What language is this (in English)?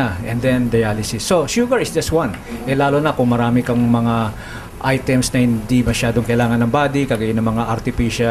Filipino